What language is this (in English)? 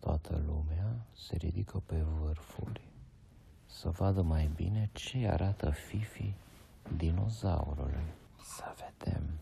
Romanian